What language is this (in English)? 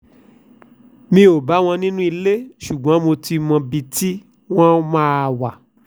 Yoruba